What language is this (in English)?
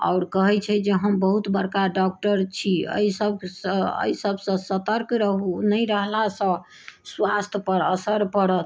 Maithili